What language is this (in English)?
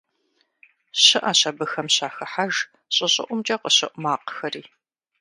Kabardian